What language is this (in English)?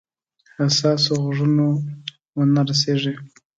Pashto